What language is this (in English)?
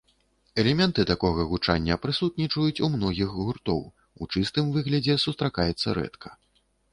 Belarusian